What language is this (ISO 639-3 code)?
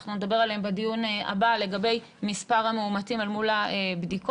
heb